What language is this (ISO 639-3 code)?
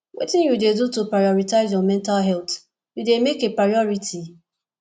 pcm